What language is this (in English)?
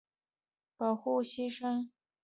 Chinese